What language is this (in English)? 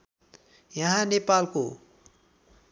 Nepali